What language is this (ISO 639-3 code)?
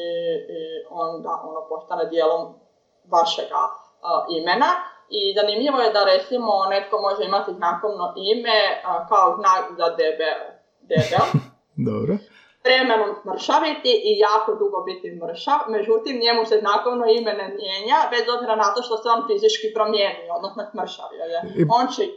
hrv